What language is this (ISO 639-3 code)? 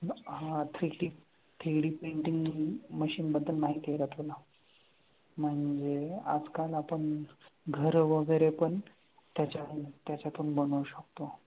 mar